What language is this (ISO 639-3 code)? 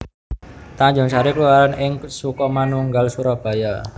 jav